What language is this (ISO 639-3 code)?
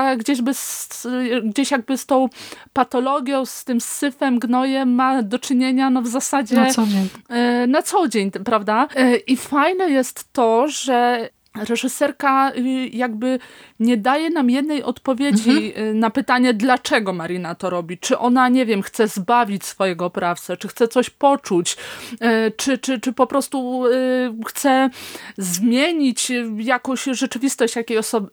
pol